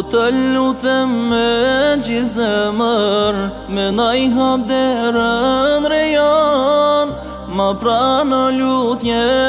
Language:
Arabic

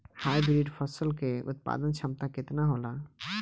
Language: Bhojpuri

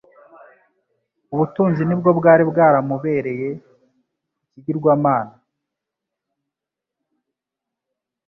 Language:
Kinyarwanda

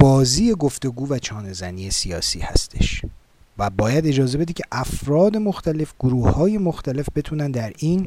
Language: Persian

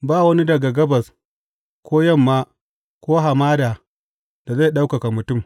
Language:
Hausa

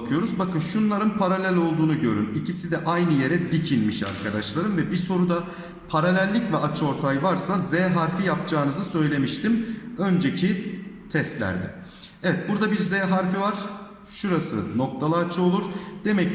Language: Turkish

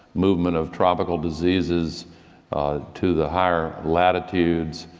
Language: English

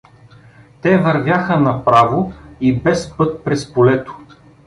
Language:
Bulgarian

